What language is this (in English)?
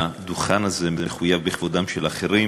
Hebrew